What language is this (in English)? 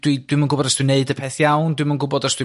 Welsh